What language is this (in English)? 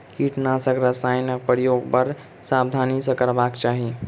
Maithili